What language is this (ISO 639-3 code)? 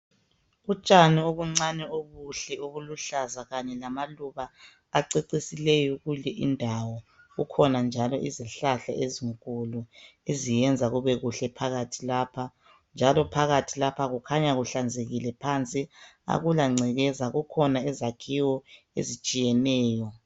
nde